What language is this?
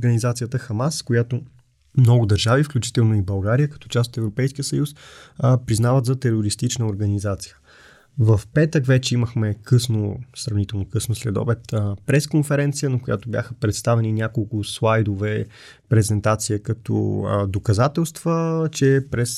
Bulgarian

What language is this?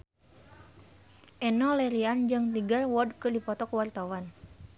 Sundanese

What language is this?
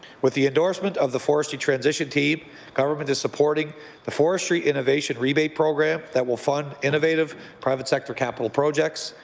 English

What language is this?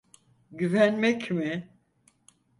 Turkish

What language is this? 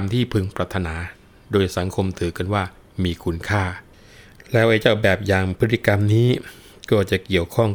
Thai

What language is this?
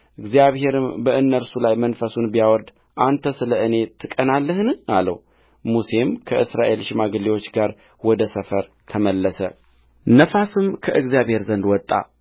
Amharic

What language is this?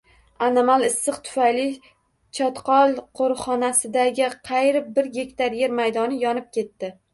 Uzbek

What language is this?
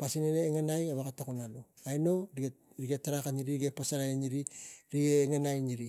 Tigak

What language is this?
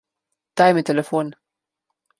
Slovenian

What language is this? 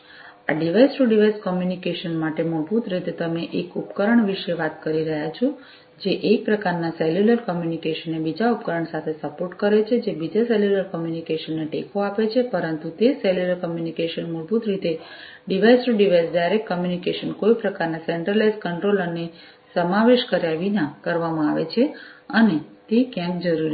Gujarati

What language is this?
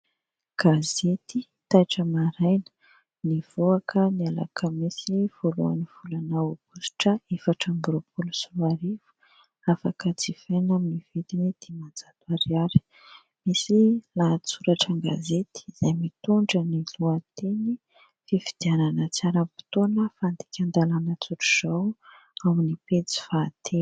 Malagasy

